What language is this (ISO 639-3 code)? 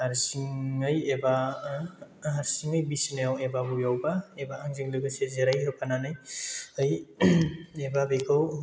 brx